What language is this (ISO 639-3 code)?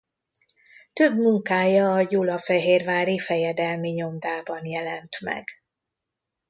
hun